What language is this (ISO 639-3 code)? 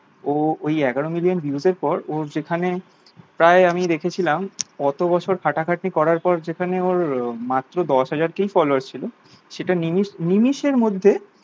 ben